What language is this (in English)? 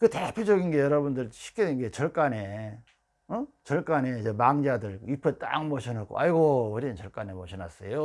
Korean